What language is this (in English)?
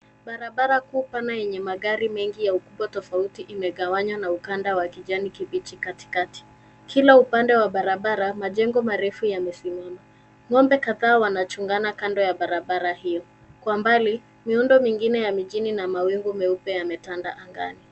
Swahili